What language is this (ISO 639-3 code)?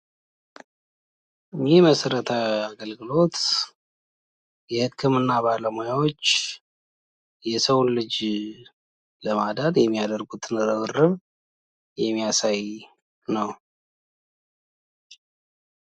amh